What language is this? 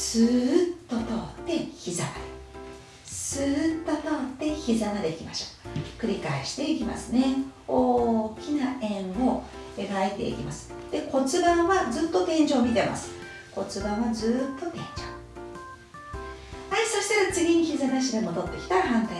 Japanese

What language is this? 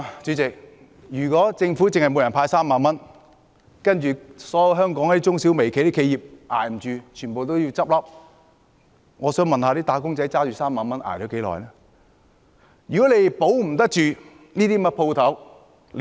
Cantonese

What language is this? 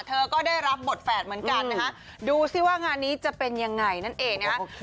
Thai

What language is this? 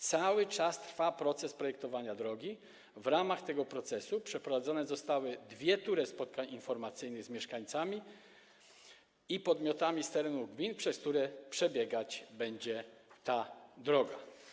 Polish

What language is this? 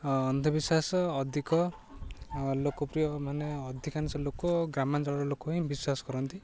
Odia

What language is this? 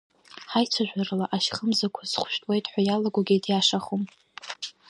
Abkhazian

